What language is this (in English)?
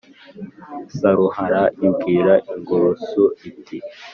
Kinyarwanda